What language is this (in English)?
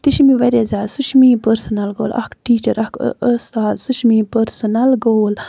Kashmiri